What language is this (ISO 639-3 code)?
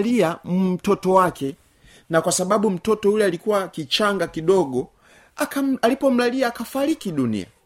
swa